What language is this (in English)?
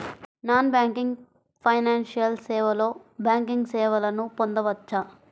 Telugu